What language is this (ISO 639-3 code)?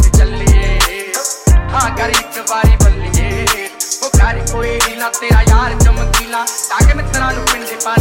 pan